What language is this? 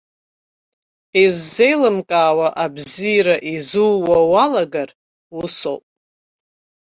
Abkhazian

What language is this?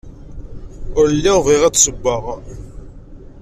Kabyle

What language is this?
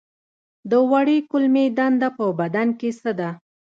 Pashto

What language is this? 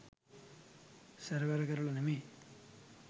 Sinhala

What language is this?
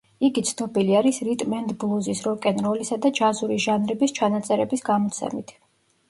Georgian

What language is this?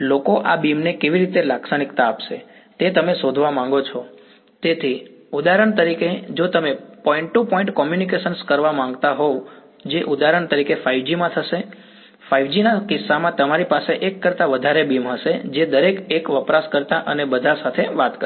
Gujarati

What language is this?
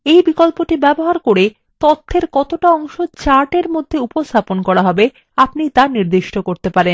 Bangla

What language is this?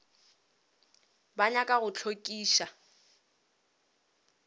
Northern Sotho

